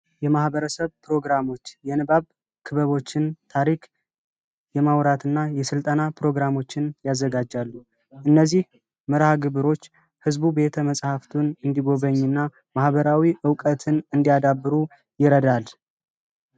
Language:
Amharic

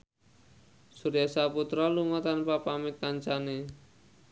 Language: Javanese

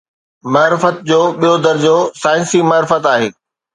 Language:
Sindhi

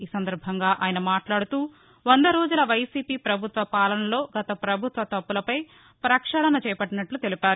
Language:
Telugu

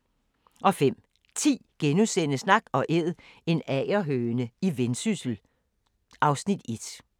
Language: Danish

